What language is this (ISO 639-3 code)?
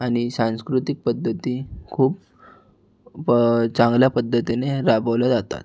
mar